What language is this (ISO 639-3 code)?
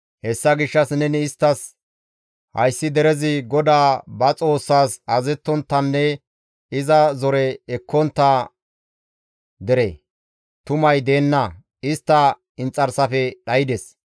gmv